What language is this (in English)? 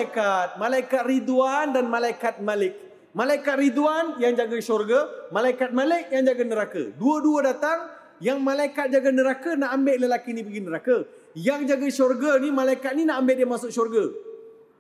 Malay